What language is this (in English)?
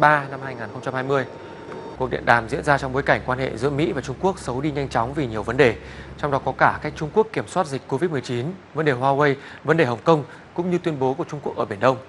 Vietnamese